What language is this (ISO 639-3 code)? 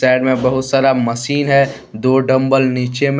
hin